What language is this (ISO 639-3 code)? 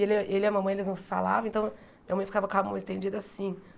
por